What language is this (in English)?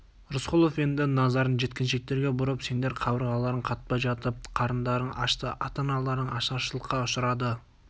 Kazakh